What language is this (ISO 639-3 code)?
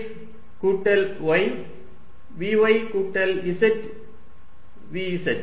tam